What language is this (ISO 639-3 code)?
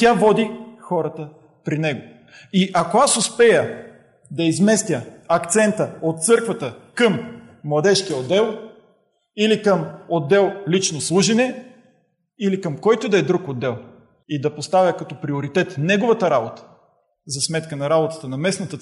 bul